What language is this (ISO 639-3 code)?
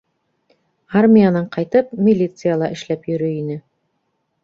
bak